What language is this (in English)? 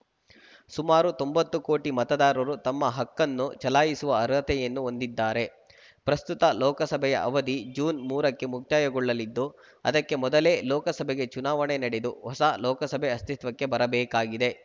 Kannada